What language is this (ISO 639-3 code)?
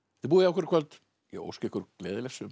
isl